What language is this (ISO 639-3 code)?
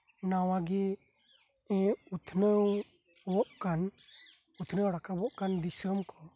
sat